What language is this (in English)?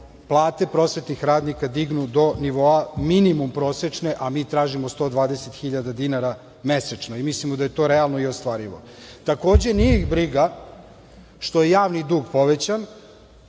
Serbian